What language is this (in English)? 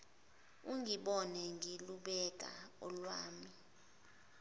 Zulu